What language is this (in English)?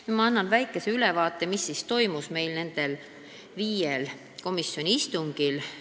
Estonian